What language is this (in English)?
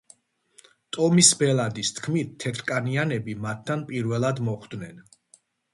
Georgian